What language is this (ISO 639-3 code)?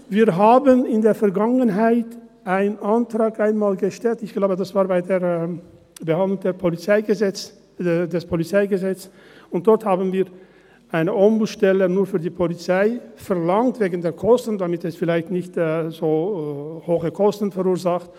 gsw